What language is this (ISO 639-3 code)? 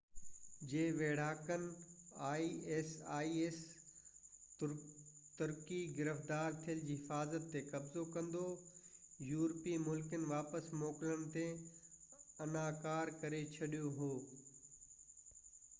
snd